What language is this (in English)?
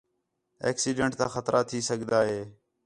Khetrani